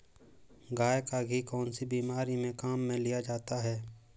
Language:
Hindi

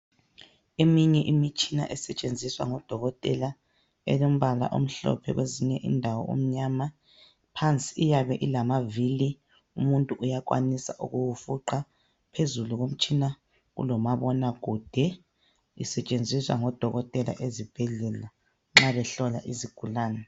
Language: North Ndebele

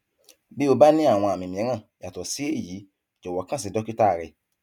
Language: Yoruba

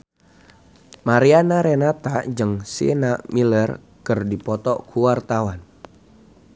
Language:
Sundanese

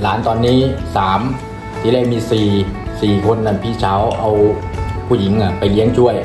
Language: Thai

